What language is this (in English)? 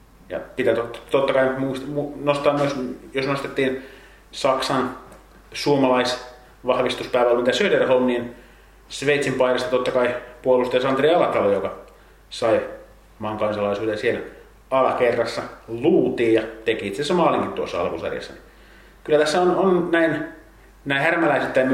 Finnish